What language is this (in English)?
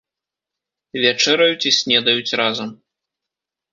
Belarusian